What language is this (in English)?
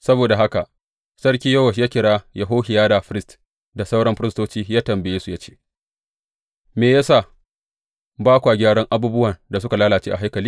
Hausa